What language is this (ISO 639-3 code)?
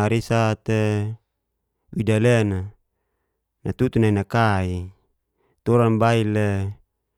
ges